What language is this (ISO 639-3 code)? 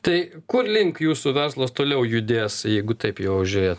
lit